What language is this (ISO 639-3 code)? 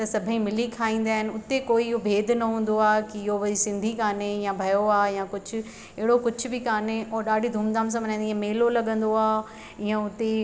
snd